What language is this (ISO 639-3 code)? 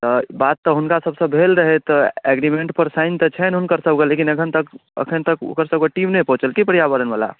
mai